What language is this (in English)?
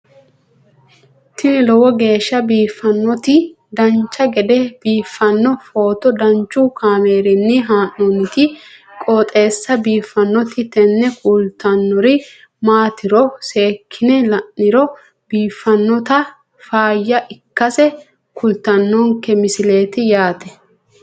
Sidamo